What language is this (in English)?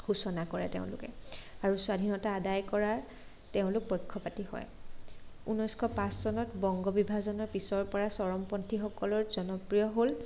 Assamese